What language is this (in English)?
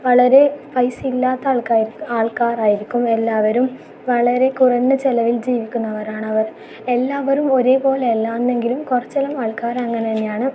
Malayalam